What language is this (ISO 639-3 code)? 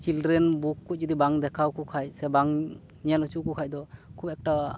sat